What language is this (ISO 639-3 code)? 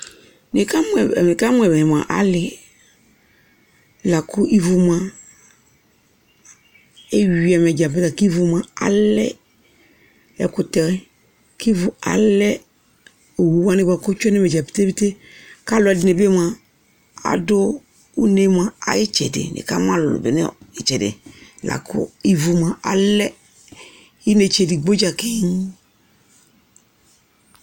kpo